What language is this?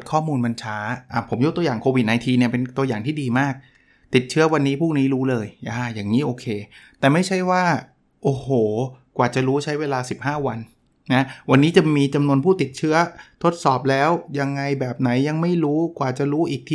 Thai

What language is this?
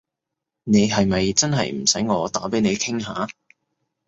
Cantonese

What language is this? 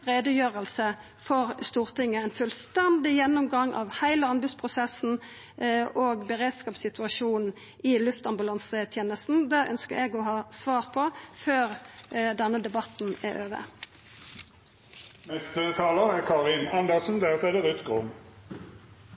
Norwegian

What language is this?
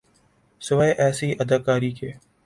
Urdu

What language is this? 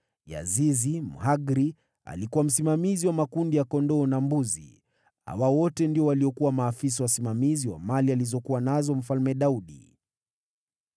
Swahili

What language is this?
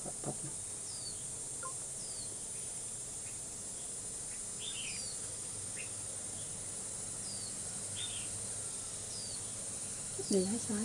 Vietnamese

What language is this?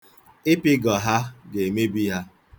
Igbo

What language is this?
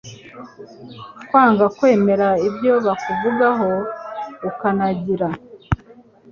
Kinyarwanda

